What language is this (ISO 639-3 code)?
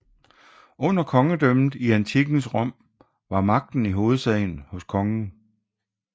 dan